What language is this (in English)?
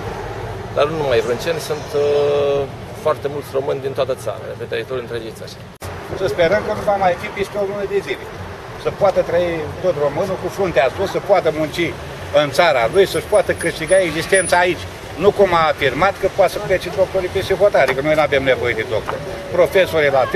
Romanian